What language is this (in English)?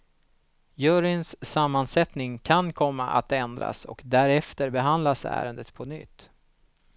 Swedish